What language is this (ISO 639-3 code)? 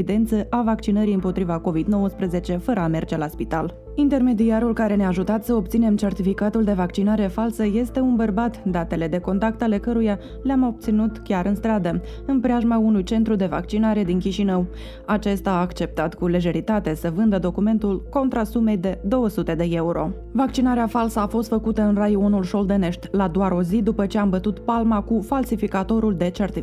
ron